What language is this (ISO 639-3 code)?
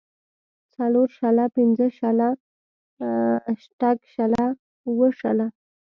pus